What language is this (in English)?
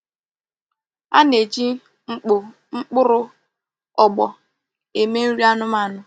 Igbo